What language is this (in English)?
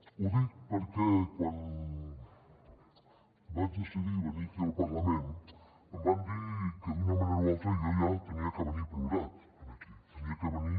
Catalan